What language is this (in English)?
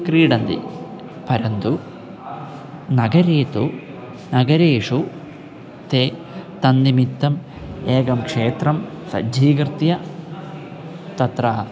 Sanskrit